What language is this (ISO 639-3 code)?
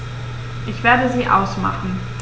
deu